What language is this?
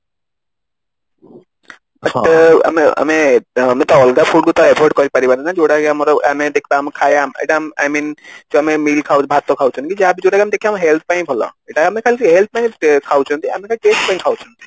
Odia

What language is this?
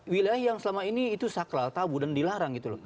Indonesian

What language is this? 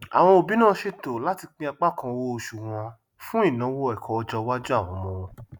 Yoruba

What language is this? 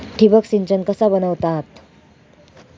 Marathi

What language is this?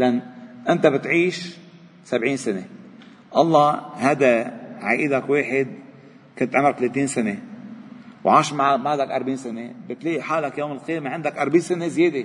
Arabic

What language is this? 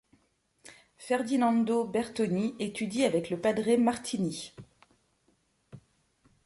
French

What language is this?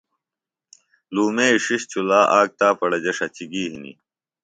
Phalura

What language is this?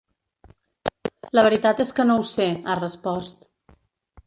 Catalan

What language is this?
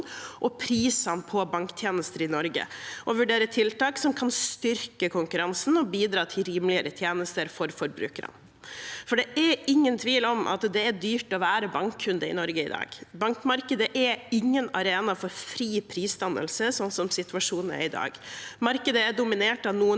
Norwegian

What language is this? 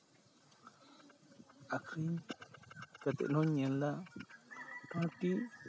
Santali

